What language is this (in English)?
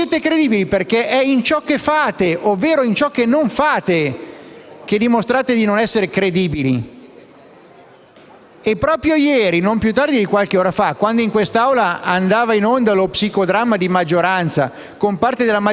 Italian